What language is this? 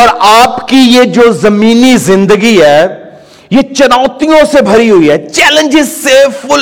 Urdu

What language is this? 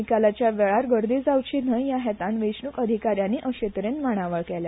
Konkani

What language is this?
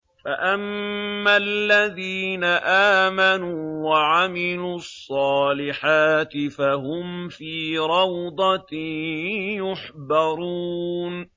Arabic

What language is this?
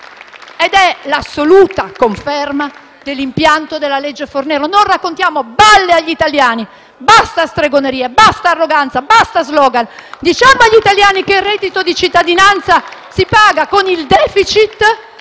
Italian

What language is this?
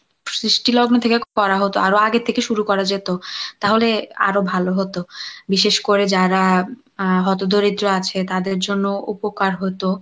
Bangla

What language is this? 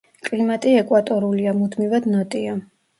Georgian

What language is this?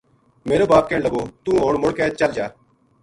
Gujari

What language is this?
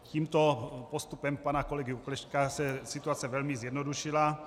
Czech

